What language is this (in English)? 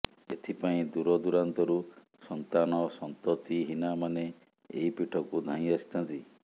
Odia